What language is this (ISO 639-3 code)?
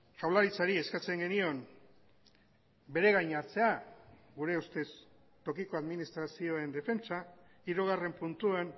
eus